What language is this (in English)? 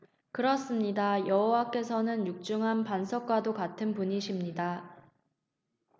Korean